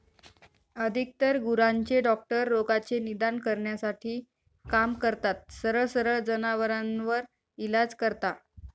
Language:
Marathi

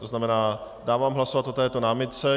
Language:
Czech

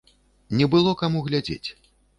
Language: Belarusian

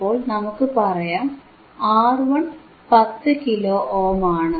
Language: Malayalam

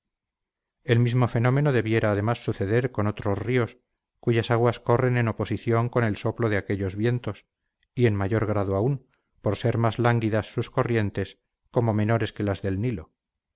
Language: Spanish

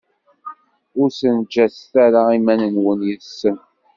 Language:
Kabyle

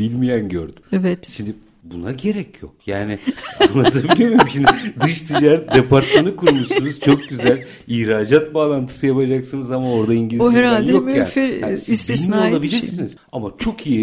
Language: Turkish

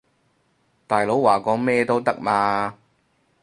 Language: Cantonese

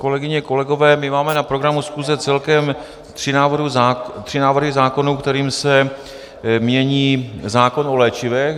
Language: Czech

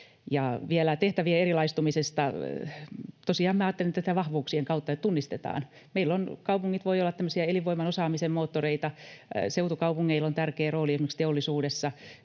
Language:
Finnish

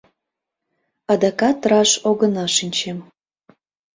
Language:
Mari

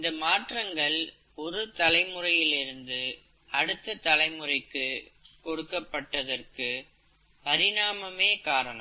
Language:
Tamil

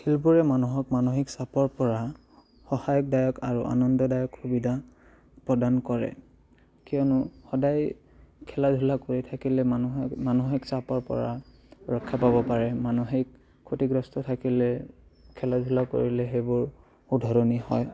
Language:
Assamese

